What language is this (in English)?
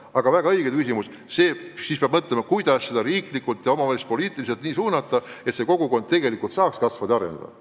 Estonian